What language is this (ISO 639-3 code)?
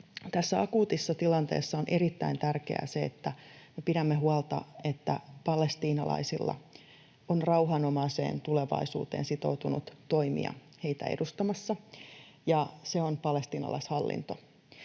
fin